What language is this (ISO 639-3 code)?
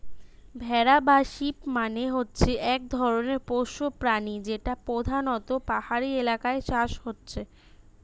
ben